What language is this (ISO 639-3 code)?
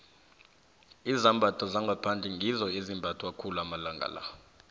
nbl